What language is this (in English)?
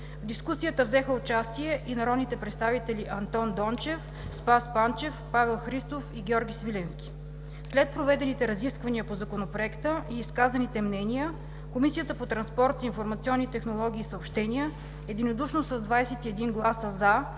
Bulgarian